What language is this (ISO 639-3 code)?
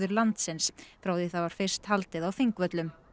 isl